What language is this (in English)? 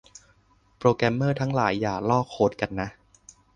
Thai